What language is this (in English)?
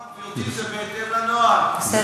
Hebrew